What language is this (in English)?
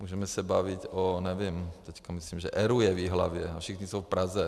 Czech